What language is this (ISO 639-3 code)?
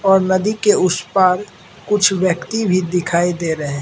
hin